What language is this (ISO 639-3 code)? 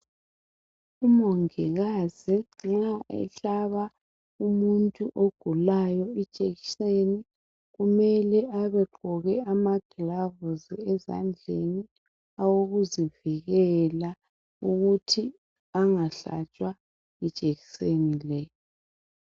nde